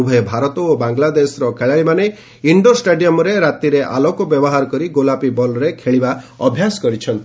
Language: Odia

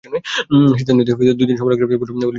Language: Bangla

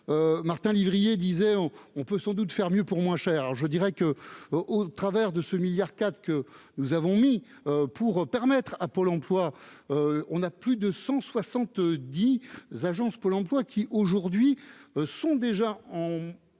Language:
French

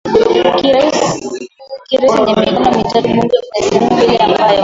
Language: Swahili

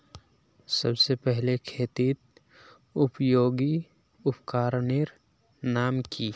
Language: Magahi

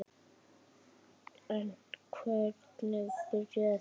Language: Icelandic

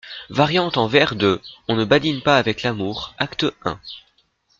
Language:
French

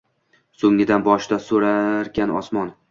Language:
Uzbek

